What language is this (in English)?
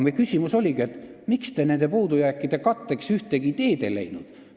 Estonian